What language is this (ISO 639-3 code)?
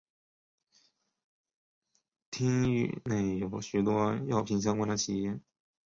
zho